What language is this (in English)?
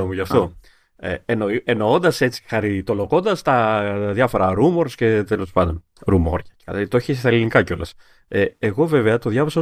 Greek